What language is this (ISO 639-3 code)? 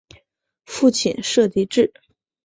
zho